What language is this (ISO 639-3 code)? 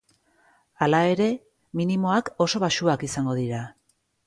eus